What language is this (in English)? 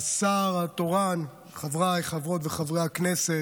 Hebrew